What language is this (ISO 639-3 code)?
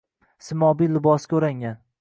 uzb